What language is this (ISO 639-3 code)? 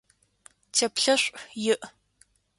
ady